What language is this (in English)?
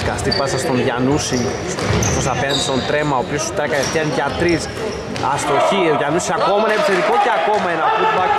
Greek